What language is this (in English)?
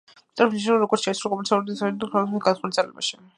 Georgian